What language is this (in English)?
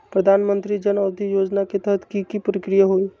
Magahi